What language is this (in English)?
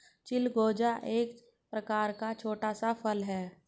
Hindi